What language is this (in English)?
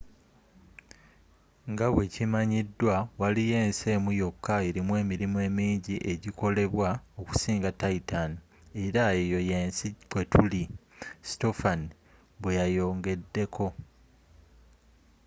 Ganda